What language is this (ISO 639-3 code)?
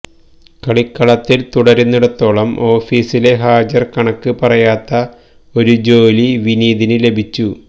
mal